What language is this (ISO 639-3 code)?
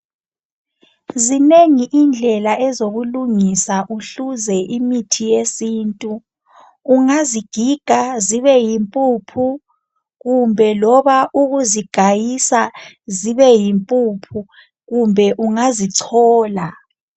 nde